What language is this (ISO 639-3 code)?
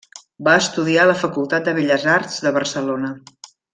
cat